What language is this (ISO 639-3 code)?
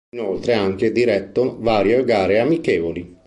ita